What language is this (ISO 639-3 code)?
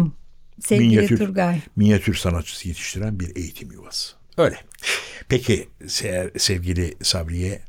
tur